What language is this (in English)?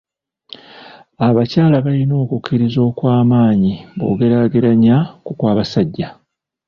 Ganda